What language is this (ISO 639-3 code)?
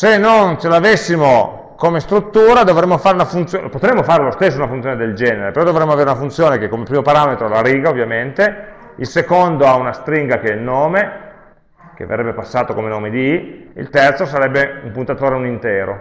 ita